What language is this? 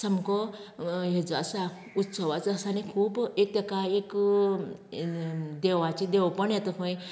Konkani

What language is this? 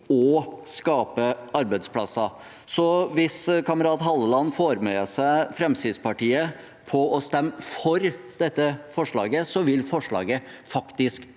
Norwegian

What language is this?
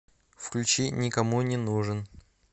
Russian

